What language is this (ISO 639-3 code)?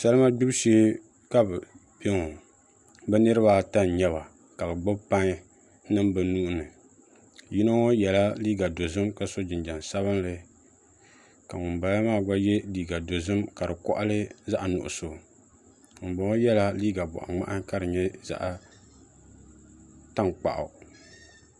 dag